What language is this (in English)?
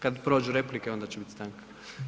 Croatian